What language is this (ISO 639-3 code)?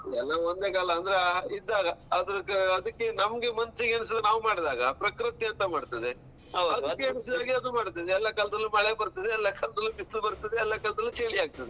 kan